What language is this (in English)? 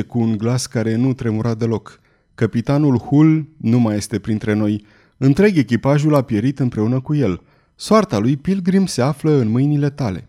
Romanian